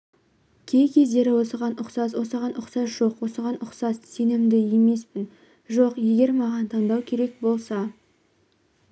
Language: Kazakh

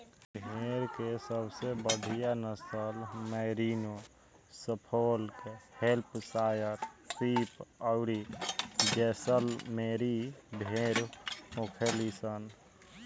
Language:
Bhojpuri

